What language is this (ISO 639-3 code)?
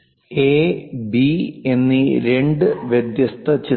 mal